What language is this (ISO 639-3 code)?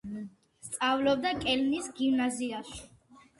kat